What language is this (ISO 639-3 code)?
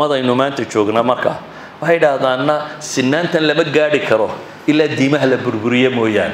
ara